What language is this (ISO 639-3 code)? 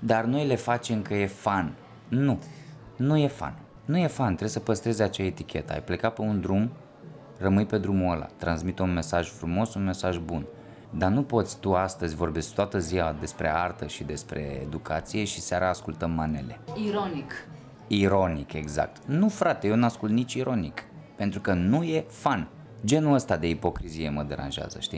ron